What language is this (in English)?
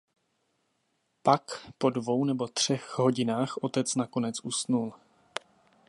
Czech